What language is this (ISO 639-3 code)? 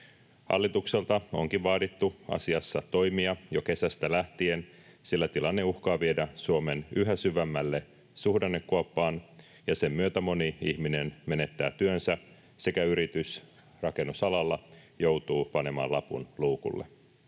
fin